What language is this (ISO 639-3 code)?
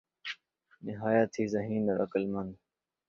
urd